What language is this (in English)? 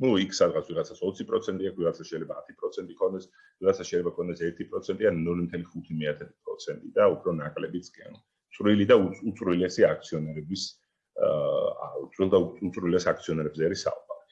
Italian